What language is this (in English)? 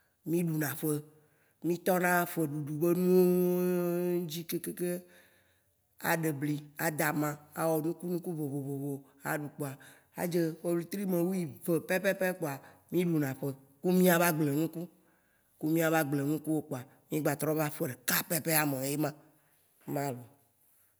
Waci Gbe